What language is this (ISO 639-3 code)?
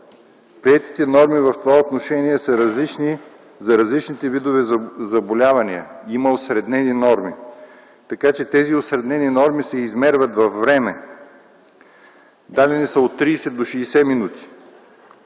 bul